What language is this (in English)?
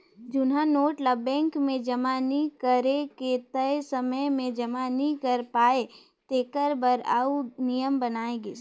Chhattisgarhi